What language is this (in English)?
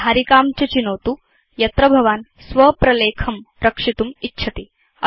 Sanskrit